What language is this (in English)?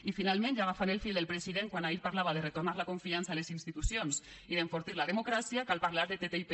Catalan